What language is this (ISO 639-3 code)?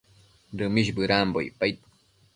mcf